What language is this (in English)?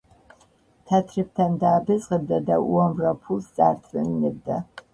Georgian